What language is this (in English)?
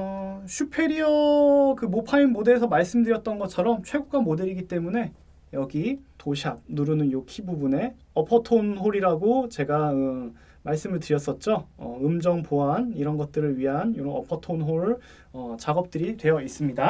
Korean